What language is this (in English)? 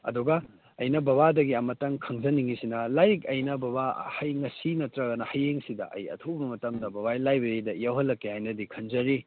Manipuri